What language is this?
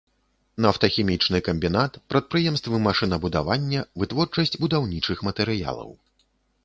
Belarusian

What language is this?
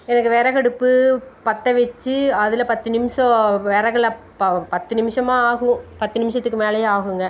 Tamil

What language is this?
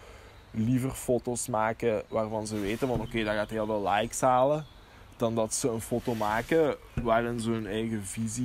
Dutch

